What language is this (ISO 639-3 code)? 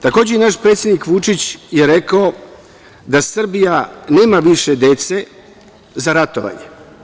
srp